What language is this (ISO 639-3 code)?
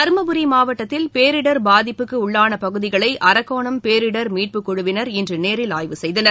tam